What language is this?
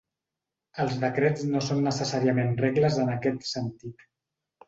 Catalan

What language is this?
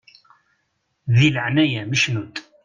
Kabyle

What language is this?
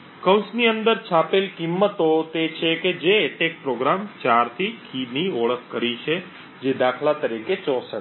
Gujarati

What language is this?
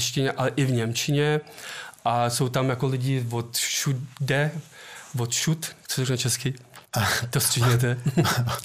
Czech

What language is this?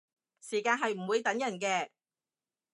Cantonese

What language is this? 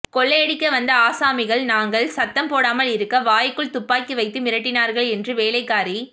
Tamil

